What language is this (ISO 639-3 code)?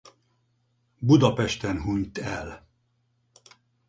hun